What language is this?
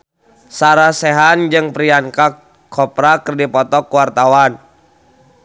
Sundanese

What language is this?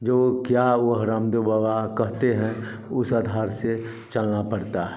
Hindi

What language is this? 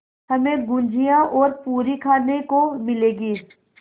Hindi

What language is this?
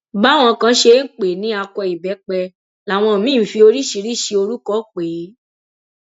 Yoruba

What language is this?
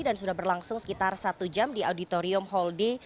Indonesian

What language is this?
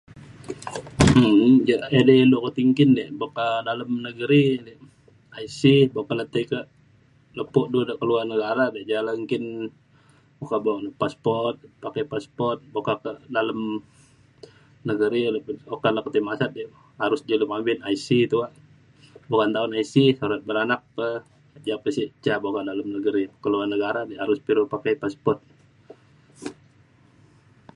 Mainstream Kenyah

